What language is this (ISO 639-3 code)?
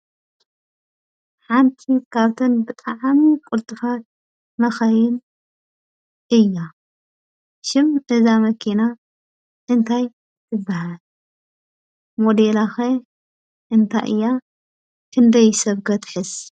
tir